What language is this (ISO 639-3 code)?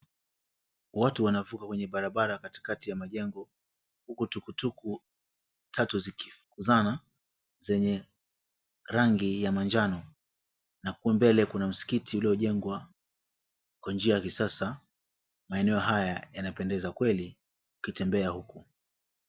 swa